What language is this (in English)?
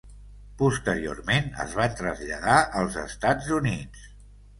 Catalan